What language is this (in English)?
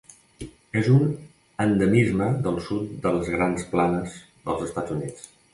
Catalan